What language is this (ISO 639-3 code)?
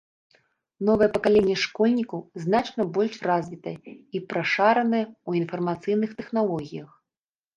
bel